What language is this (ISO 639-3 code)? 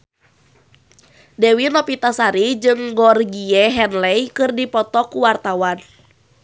sun